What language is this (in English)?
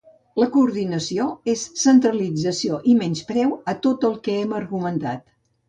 Catalan